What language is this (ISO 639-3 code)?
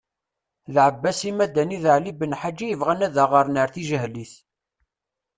kab